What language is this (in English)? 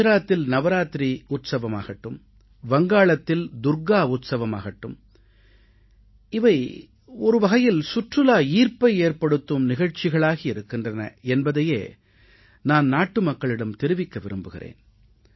Tamil